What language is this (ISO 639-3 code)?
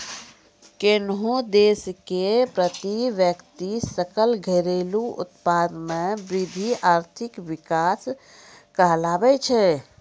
mai